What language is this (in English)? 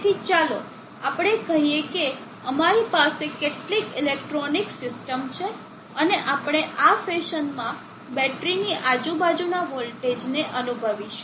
Gujarati